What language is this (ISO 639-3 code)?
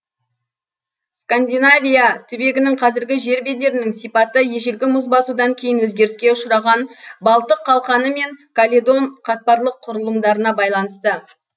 kaz